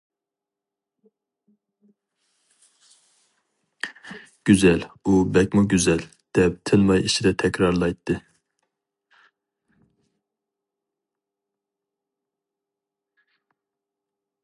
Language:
Uyghur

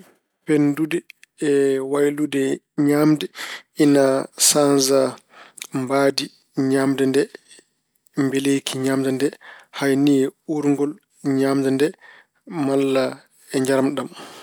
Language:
Fula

